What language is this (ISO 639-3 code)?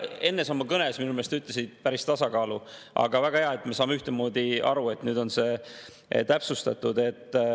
est